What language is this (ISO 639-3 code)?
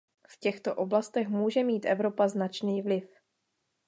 ces